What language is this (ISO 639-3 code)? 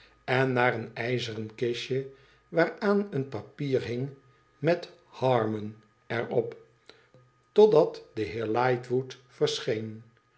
nld